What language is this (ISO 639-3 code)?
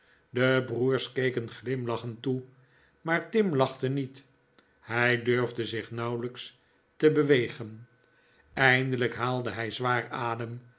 nld